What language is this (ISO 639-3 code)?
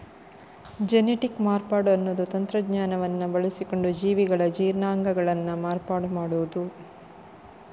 kan